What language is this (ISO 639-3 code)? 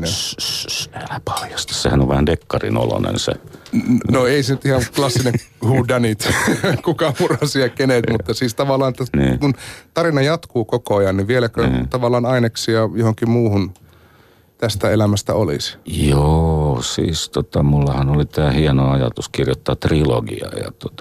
fin